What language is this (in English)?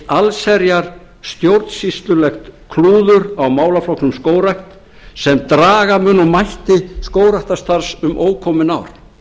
Icelandic